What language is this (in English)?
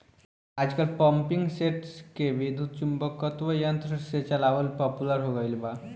Bhojpuri